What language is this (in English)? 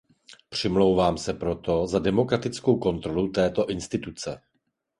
Czech